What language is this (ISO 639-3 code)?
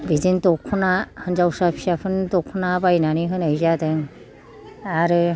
brx